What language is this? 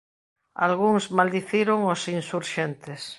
Galician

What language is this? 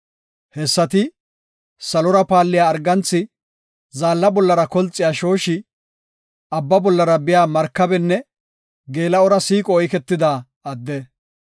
Gofa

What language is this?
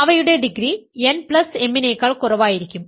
Malayalam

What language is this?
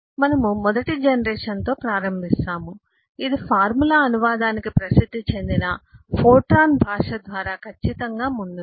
Telugu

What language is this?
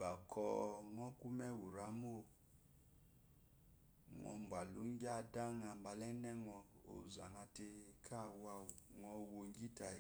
Eloyi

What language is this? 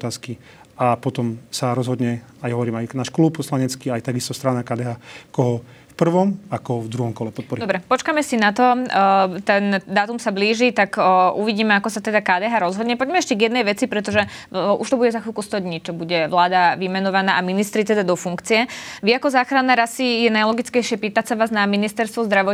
Slovak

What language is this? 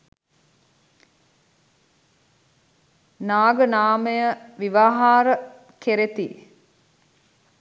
Sinhala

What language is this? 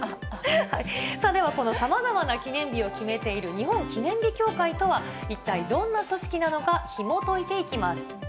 Japanese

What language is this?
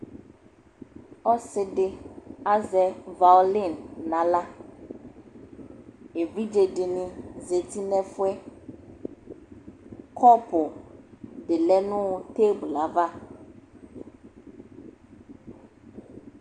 Ikposo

